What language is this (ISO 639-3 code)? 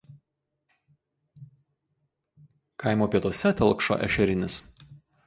lit